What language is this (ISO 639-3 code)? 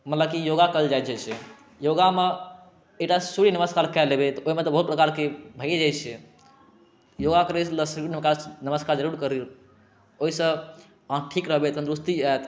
mai